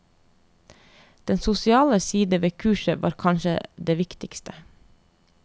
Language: Norwegian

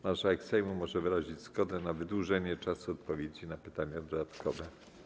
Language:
Polish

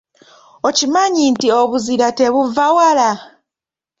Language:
Ganda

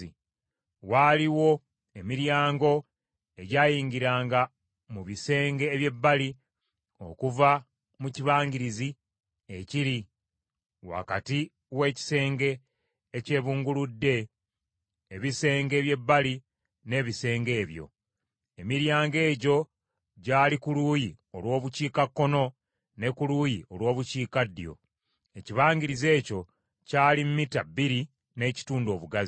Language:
Ganda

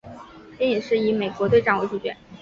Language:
Chinese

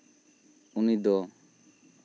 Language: Santali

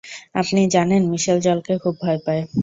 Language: Bangla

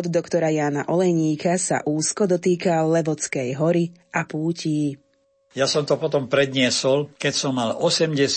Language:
Slovak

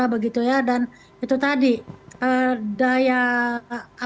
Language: Indonesian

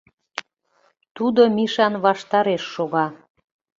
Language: Mari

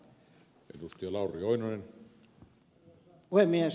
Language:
Finnish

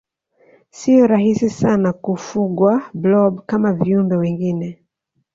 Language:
Swahili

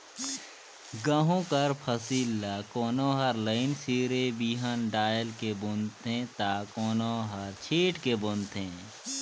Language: Chhattisgarhi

